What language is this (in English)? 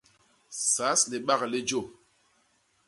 Basaa